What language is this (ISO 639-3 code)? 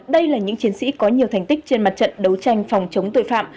vie